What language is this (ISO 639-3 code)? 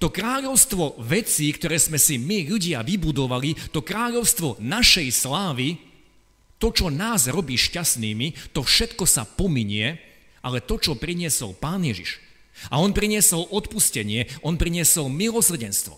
slk